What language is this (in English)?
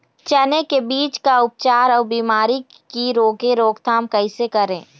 Chhattisgarhi